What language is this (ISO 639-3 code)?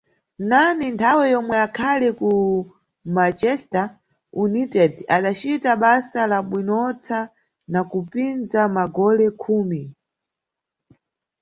nyu